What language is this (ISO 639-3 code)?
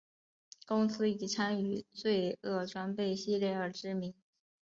zho